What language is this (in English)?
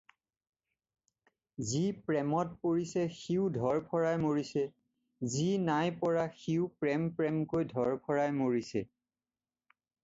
Assamese